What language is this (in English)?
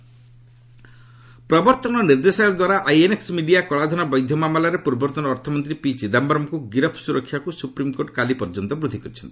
Odia